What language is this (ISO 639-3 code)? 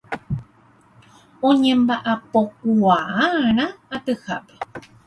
grn